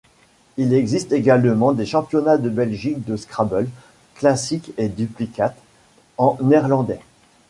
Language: French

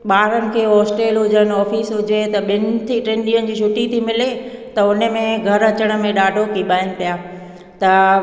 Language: Sindhi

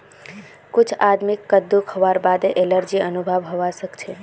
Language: Magahi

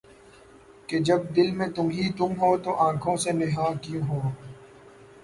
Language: Urdu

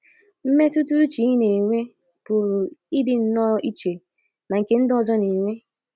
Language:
Igbo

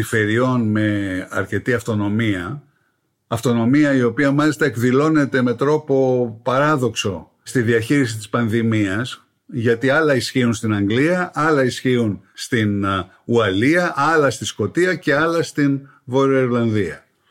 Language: Greek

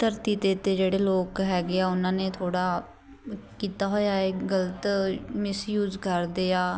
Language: Punjabi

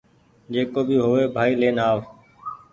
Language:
Goaria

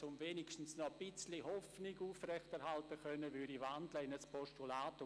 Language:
Swiss German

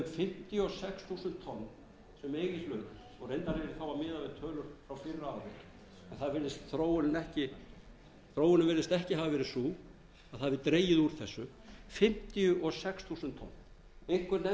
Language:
Icelandic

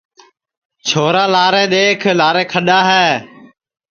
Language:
Sansi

